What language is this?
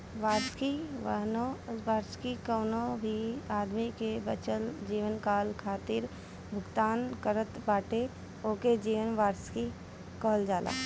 Bhojpuri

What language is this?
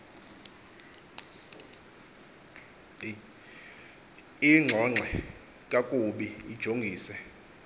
Xhosa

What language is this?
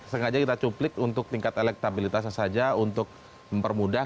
Indonesian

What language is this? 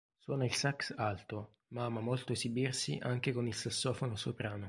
Italian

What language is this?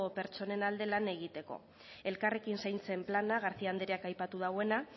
Basque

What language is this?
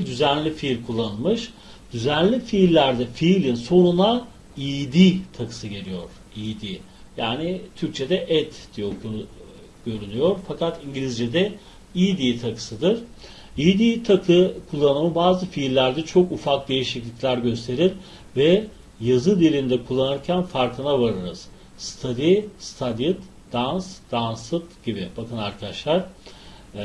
Turkish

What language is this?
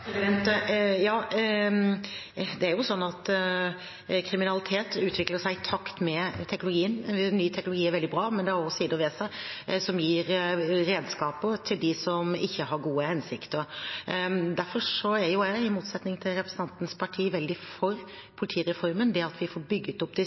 Norwegian Bokmål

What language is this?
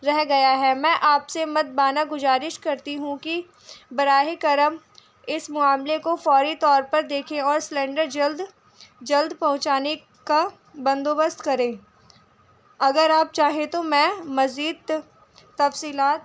Urdu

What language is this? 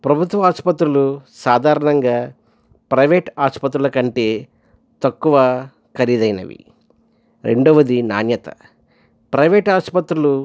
Telugu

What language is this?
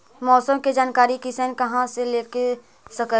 Magahi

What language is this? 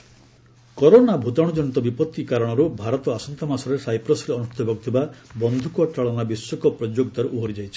Odia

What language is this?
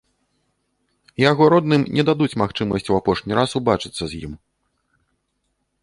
Belarusian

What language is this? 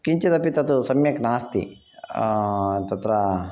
Sanskrit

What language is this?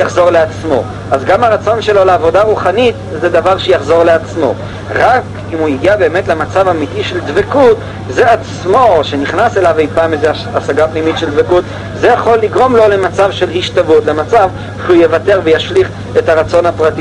Hebrew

